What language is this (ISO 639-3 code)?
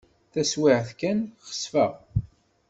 kab